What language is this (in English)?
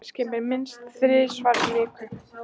Icelandic